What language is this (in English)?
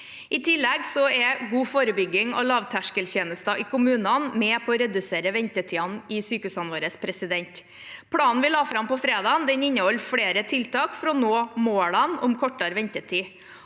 Norwegian